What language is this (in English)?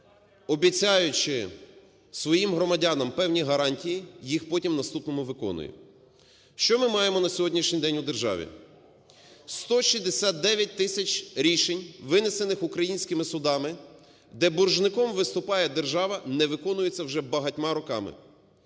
Ukrainian